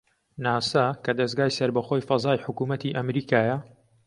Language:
Central Kurdish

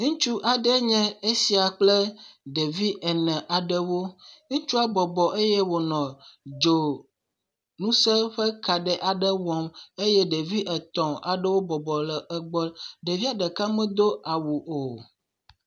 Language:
Ewe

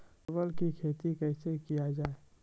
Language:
Maithili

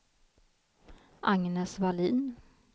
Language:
Swedish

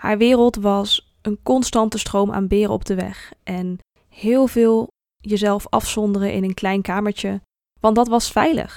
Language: Dutch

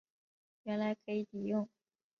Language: Chinese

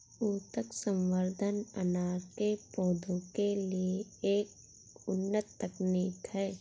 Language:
Hindi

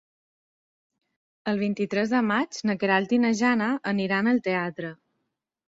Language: Catalan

